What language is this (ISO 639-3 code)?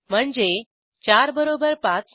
mar